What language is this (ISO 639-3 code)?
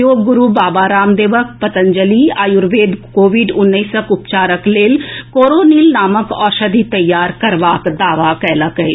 mai